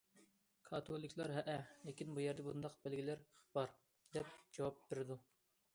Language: Uyghur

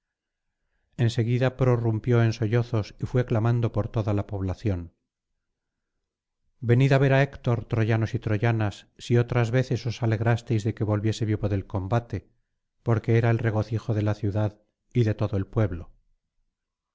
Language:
Spanish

